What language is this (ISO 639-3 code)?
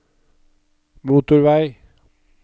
nor